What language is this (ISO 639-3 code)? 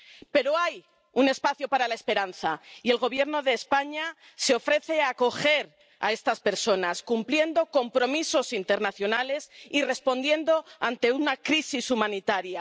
spa